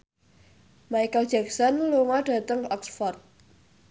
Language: Javanese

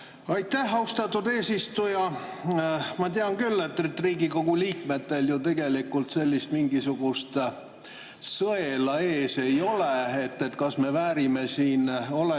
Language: Estonian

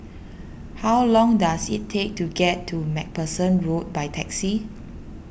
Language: English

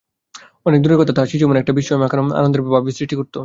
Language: Bangla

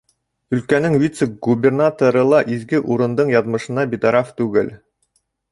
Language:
Bashkir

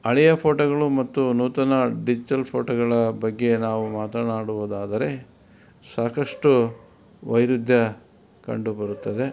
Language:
Kannada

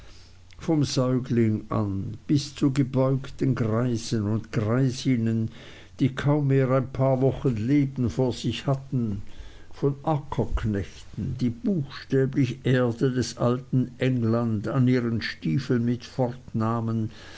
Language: German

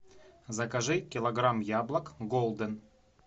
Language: Russian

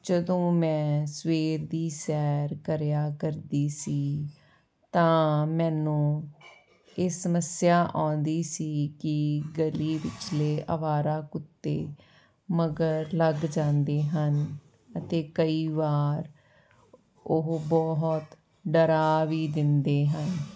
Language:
Punjabi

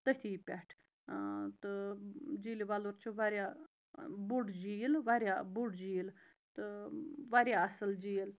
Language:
Kashmiri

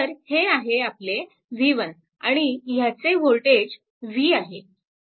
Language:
Marathi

